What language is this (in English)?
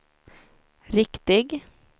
Swedish